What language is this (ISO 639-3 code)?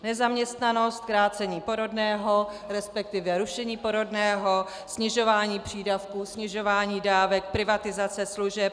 ces